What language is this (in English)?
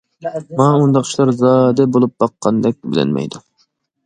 Uyghur